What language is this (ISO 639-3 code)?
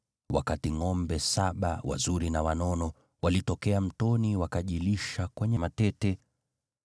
swa